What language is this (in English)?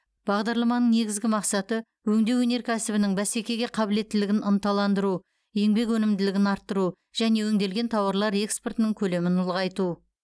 Kazakh